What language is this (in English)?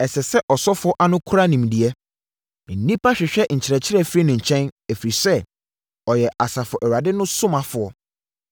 Akan